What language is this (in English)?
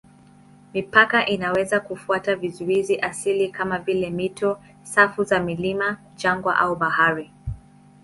Swahili